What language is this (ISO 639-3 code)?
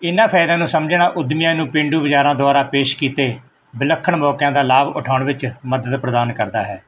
pan